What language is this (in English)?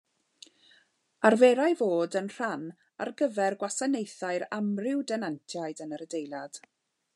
Welsh